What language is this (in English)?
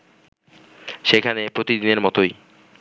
Bangla